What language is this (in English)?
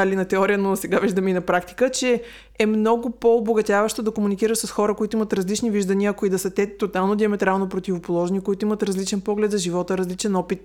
Bulgarian